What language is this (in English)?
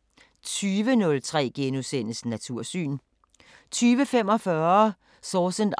Danish